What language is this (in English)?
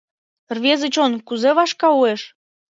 Mari